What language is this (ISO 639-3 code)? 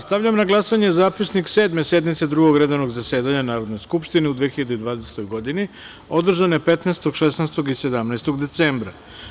srp